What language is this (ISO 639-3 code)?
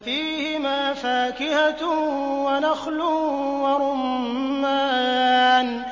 ara